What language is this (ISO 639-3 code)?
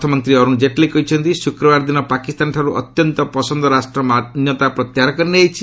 ori